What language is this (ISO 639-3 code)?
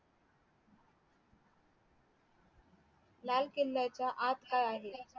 mar